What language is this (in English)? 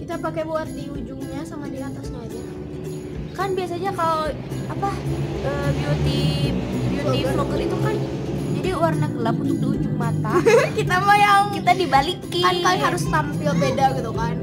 Indonesian